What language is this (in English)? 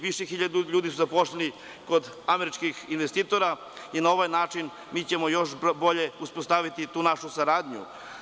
Serbian